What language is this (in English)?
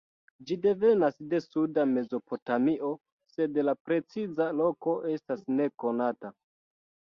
Esperanto